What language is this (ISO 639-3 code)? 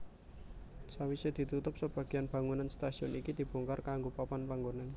jav